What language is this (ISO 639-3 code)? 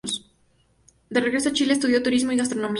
spa